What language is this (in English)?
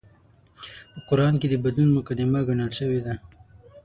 Pashto